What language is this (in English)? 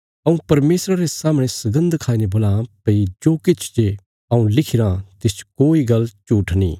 Bilaspuri